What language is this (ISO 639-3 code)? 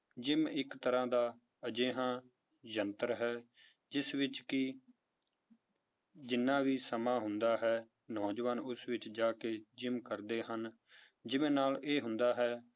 pan